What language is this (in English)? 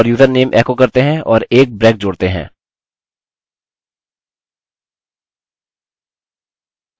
Hindi